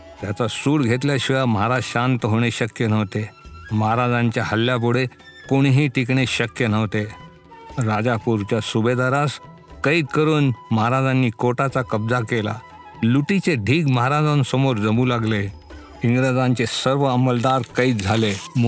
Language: Marathi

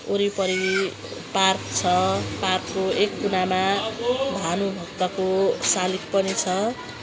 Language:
Nepali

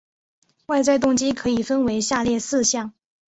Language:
Chinese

